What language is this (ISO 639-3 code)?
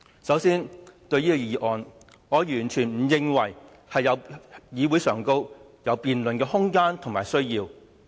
yue